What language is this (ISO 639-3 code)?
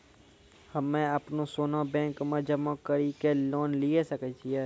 mai